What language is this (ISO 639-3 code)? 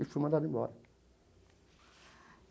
por